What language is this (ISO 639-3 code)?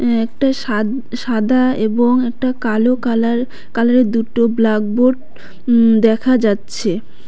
ben